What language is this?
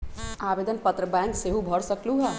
Magahi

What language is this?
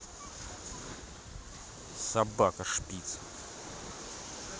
Russian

